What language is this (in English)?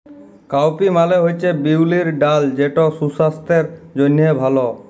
Bangla